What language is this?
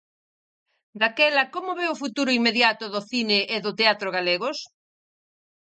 Galician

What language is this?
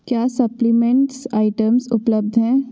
Hindi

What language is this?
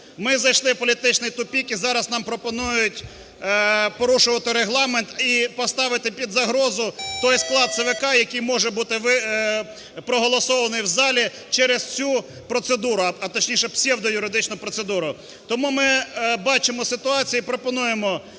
Ukrainian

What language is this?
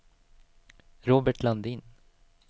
Swedish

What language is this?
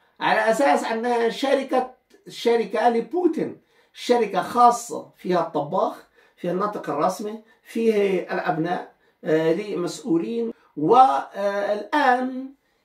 Arabic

